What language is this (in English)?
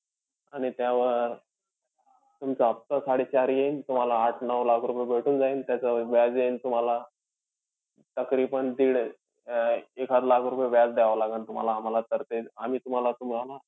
Marathi